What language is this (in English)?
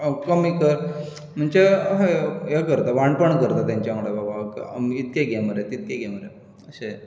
Konkani